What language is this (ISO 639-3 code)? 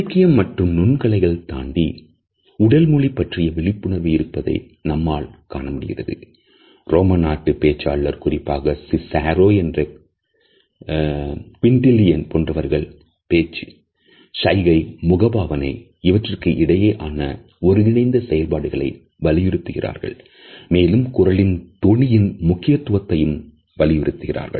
tam